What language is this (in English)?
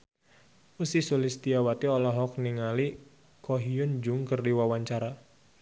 Sundanese